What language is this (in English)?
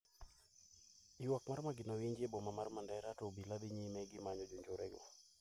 Luo (Kenya and Tanzania)